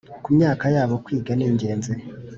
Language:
Kinyarwanda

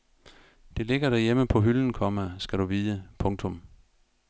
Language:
Danish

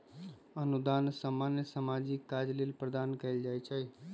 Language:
Magahi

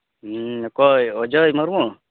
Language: Santali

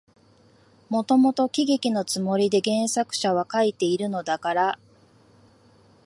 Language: Japanese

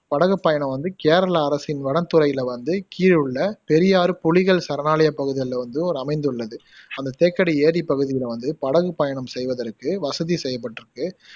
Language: Tamil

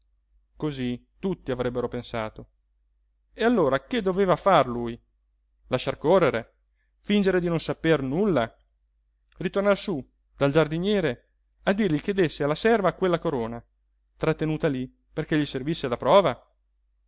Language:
Italian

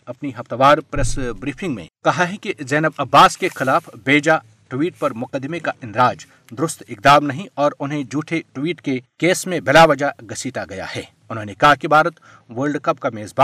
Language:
Urdu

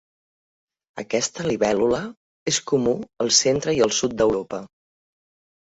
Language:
Catalan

